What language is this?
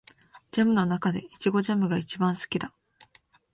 Japanese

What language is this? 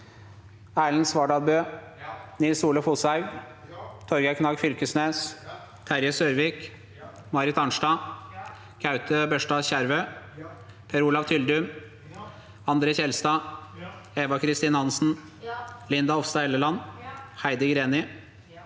Norwegian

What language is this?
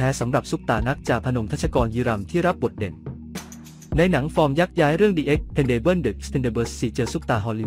Thai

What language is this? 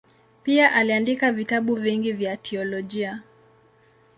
Swahili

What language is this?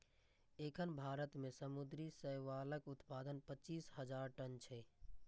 Maithili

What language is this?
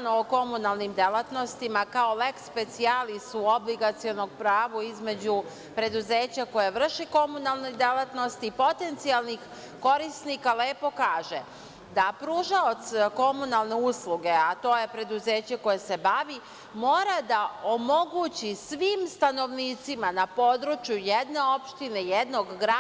Serbian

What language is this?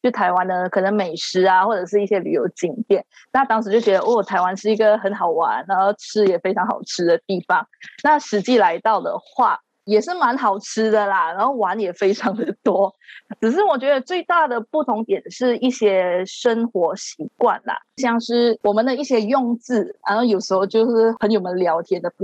Chinese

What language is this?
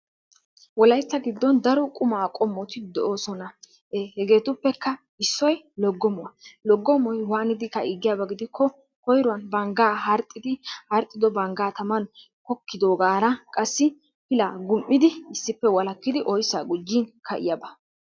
Wolaytta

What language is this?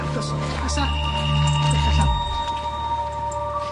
Welsh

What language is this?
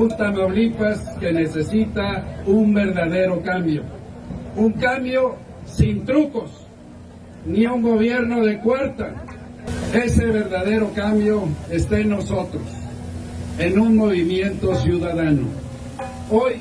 Spanish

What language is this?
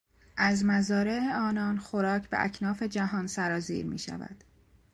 Persian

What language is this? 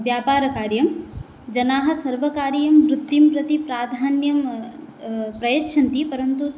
Sanskrit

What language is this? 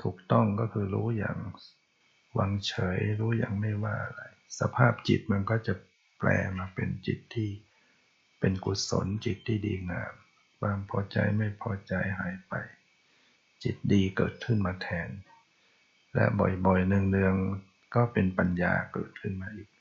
Thai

